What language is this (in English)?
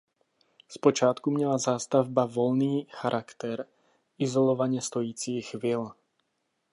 Czech